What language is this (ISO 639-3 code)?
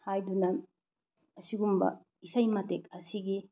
mni